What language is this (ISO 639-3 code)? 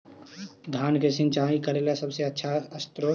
mag